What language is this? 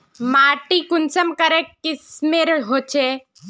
Magahi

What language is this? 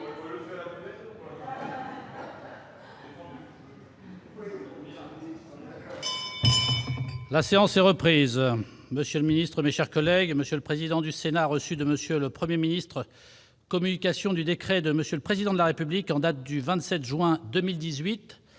French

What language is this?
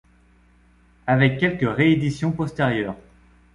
French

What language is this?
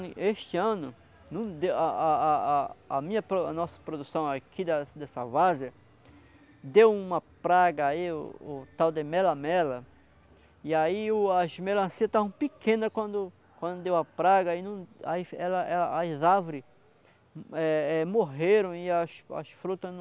Portuguese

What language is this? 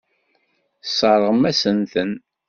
Kabyle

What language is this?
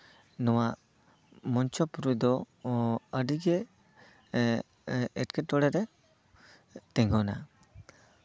Santali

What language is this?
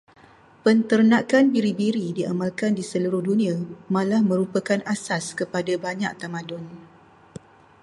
Malay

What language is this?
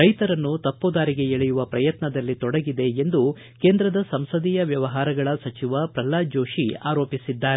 Kannada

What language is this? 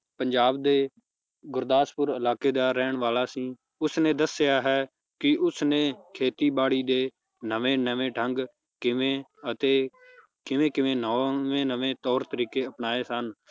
Punjabi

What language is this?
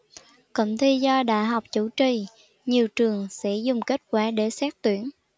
Vietnamese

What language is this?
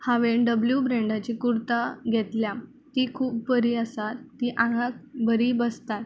Konkani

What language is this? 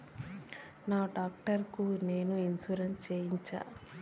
Telugu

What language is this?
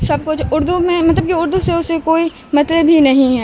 Urdu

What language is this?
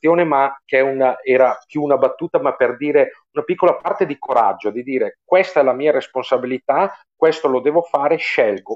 Italian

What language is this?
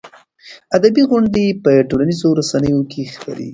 Pashto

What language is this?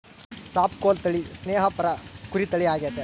Kannada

